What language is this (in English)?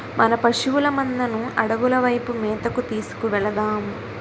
Telugu